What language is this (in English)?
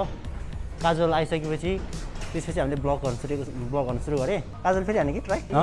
Indonesian